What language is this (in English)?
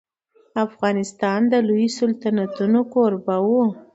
Pashto